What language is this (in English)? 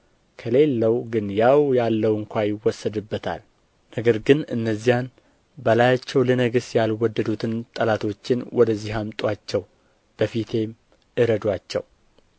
Amharic